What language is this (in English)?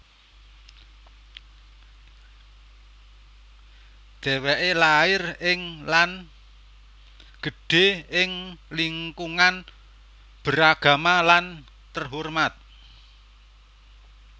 Javanese